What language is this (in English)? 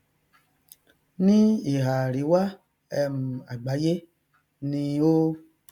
Yoruba